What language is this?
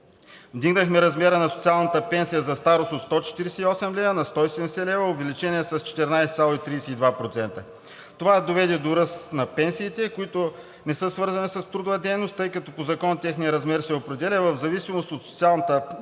Bulgarian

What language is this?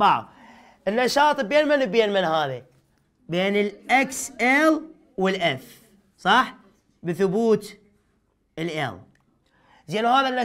Arabic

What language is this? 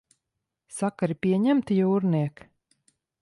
Latvian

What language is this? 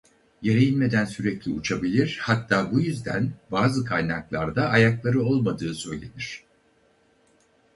Turkish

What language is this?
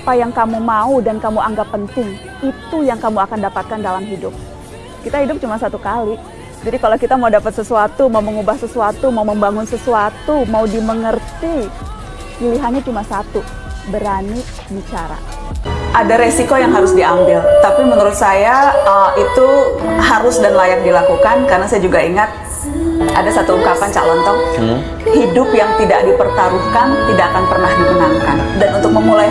Indonesian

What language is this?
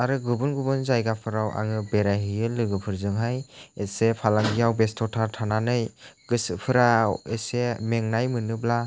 Bodo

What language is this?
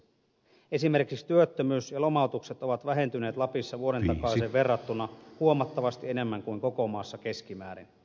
Finnish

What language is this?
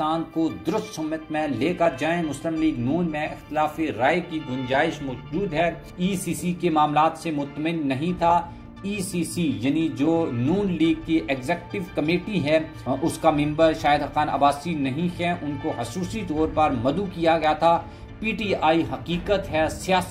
Hindi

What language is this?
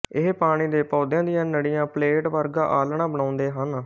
Punjabi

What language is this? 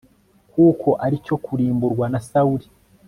Kinyarwanda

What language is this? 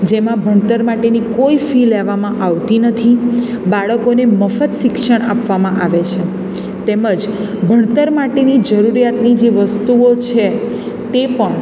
Gujarati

